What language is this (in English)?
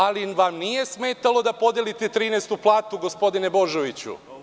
Serbian